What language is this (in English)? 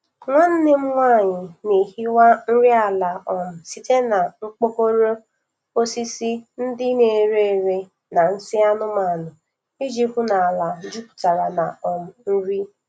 Igbo